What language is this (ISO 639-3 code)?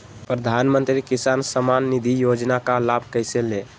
mag